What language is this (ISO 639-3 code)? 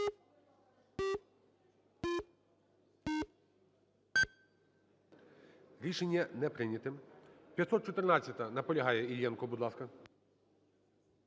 ukr